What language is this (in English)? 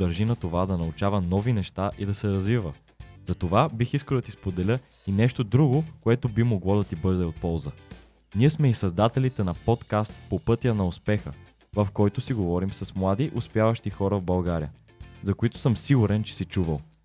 Bulgarian